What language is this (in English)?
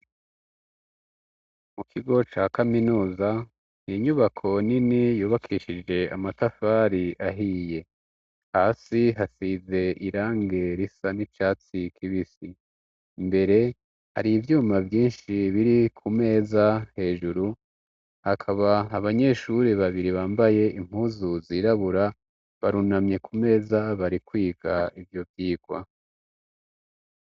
Rundi